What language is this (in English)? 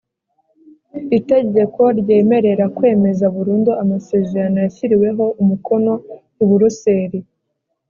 Kinyarwanda